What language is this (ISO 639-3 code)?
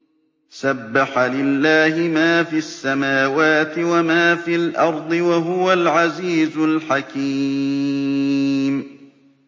ara